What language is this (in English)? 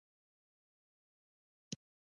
Pashto